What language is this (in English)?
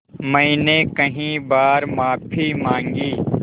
Hindi